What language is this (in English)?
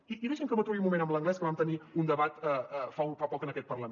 Catalan